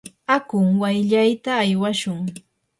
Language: Yanahuanca Pasco Quechua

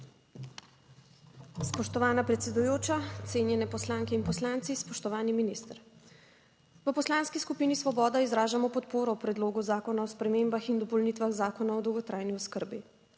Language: Slovenian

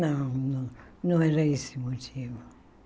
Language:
Portuguese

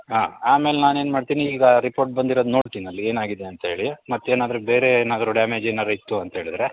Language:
Kannada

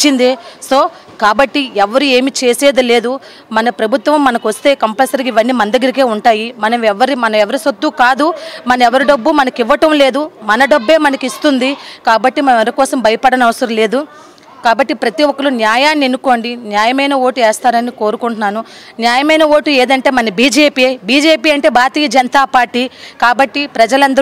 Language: Hindi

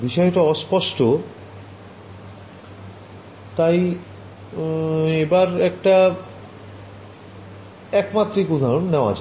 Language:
Bangla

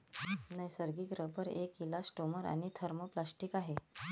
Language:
Marathi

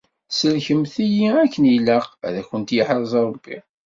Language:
Kabyle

